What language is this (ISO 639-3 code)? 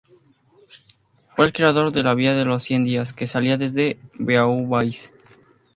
spa